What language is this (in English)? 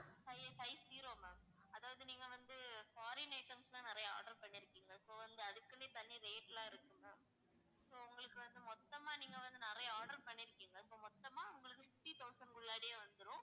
Tamil